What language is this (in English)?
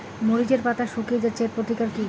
Bangla